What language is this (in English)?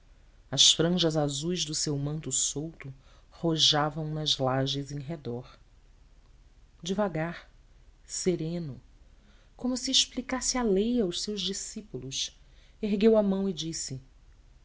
Portuguese